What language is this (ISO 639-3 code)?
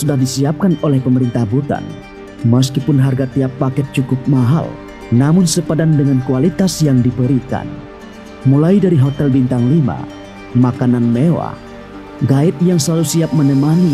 ind